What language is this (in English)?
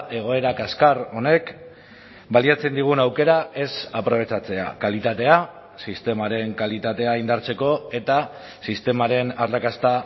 Basque